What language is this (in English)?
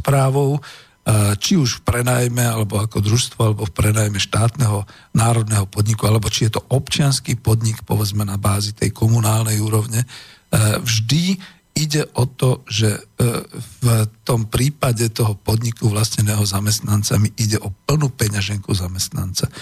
Slovak